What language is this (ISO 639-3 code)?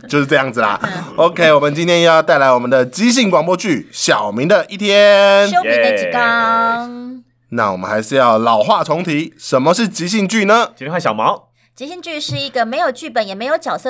zho